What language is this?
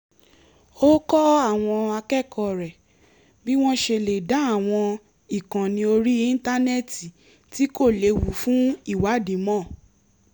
Yoruba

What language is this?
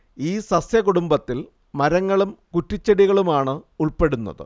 Malayalam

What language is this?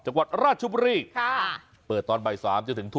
Thai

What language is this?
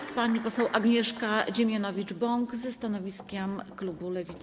Polish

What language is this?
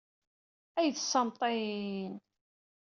Kabyle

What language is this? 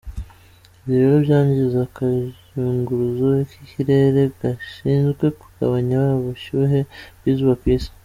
Kinyarwanda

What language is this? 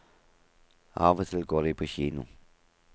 Norwegian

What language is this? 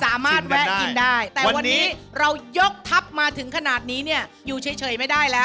Thai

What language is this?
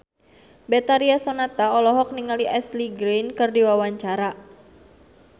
Sundanese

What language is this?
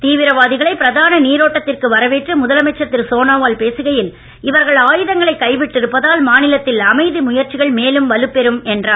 Tamil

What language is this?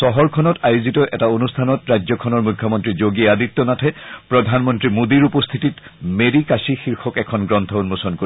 Assamese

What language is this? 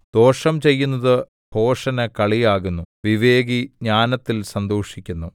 Malayalam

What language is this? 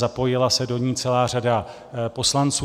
Czech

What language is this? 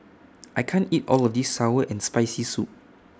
English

